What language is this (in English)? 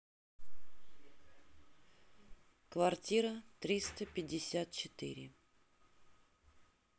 Russian